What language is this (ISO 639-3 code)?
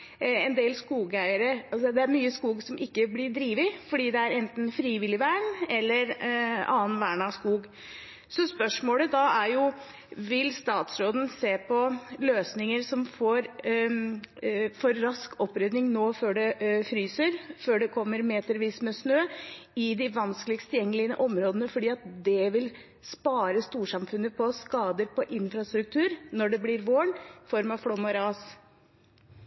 nob